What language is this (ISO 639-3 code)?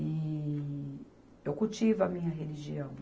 por